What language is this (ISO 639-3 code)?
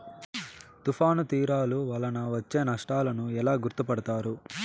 tel